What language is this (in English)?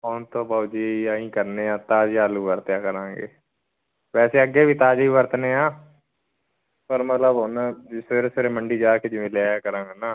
Punjabi